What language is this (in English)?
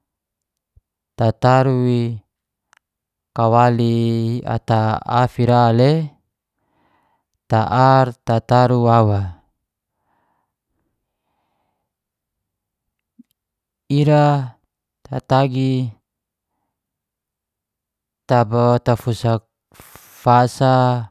Geser-Gorom